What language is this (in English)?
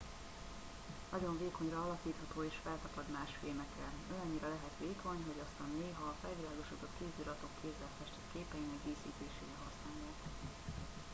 Hungarian